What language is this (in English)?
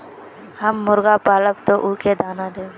Magahi